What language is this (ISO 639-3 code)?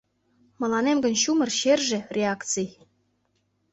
chm